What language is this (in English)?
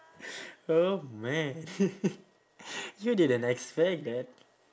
English